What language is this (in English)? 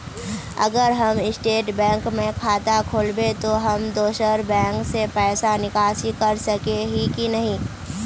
Magahi